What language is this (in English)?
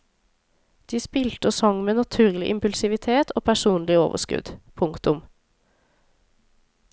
Norwegian